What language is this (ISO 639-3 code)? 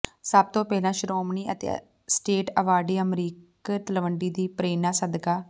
pan